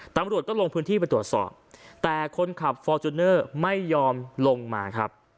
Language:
Thai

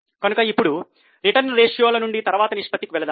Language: Telugu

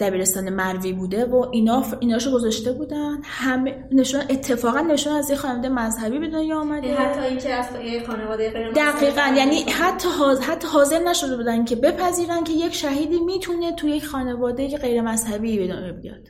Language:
Persian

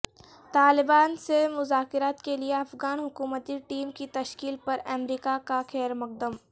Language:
Urdu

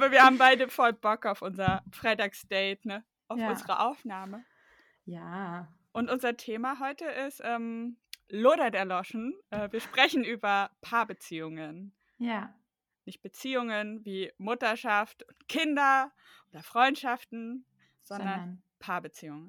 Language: German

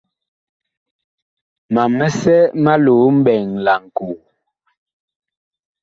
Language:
Bakoko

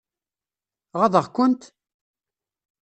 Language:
Kabyle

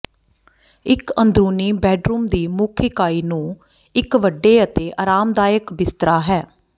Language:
Punjabi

